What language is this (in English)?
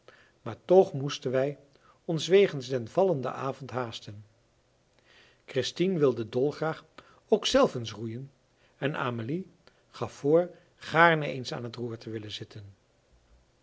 Dutch